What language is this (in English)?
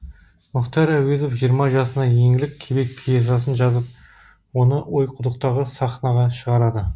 Kazakh